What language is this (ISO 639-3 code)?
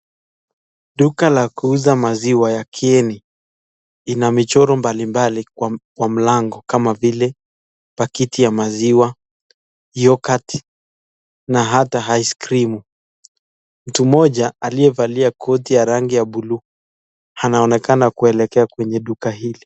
swa